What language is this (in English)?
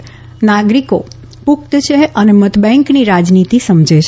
Gujarati